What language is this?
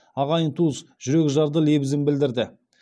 Kazakh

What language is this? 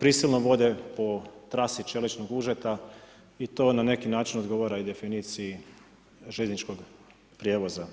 Croatian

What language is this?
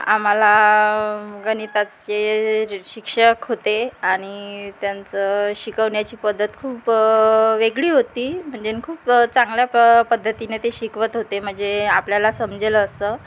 Marathi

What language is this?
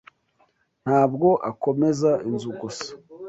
Kinyarwanda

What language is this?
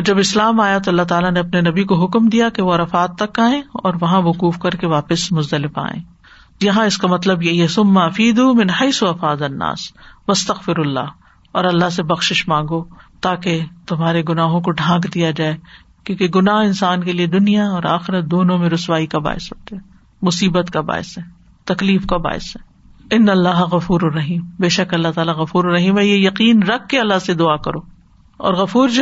Urdu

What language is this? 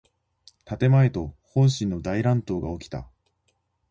Japanese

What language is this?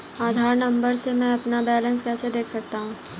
Hindi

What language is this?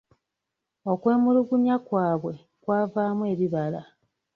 Ganda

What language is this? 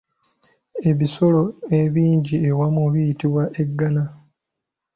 Ganda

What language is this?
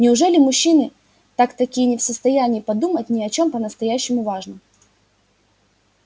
Russian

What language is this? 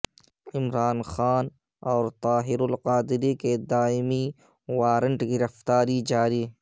Urdu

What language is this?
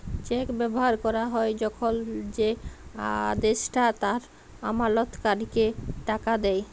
Bangla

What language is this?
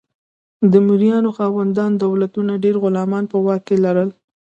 Pashto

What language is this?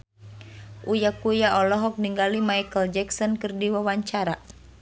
Sundanese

